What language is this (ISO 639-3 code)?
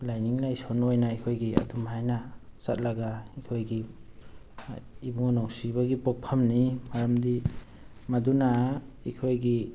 mni